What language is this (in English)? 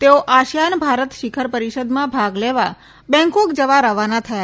Gujarati